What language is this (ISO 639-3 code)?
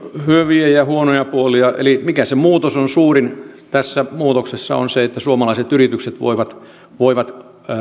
fin